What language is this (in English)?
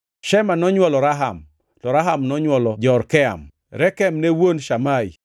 Luo (Kenya and Tanzania)